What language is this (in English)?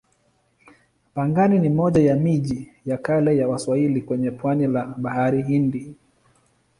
Swahili